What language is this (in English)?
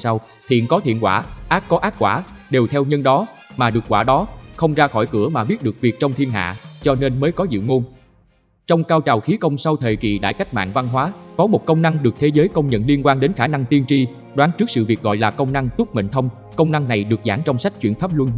Vietnamese